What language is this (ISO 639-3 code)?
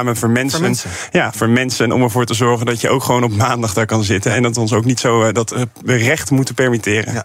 nld